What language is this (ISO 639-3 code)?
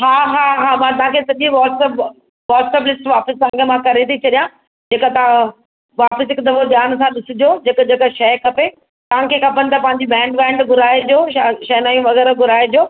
snd